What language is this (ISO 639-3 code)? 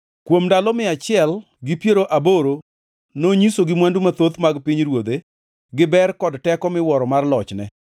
luo